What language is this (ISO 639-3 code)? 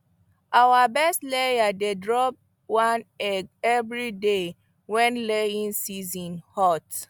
pcm